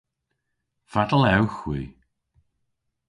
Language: Cornish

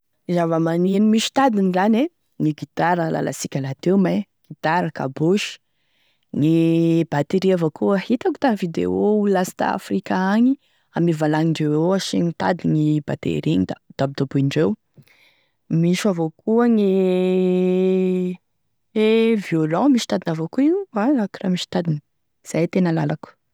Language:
Tesaka Malagasy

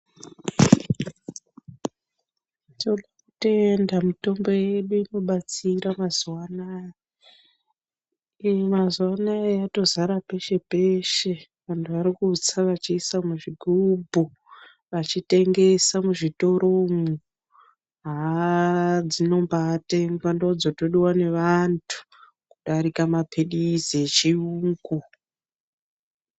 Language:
Ndau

